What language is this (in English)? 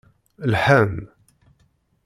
Kabyle